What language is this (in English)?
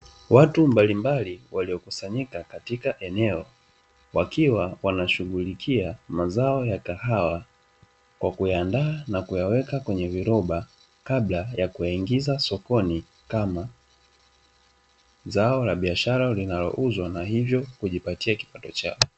Swahili